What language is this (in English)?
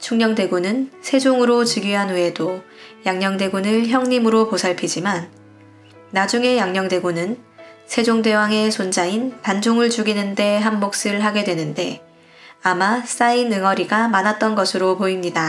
Korean